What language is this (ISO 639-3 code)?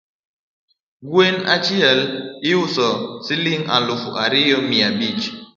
luo